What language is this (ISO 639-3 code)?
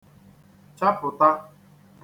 ibo